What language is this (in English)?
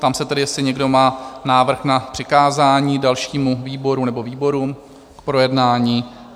Czech